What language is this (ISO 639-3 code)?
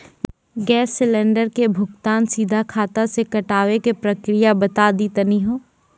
mai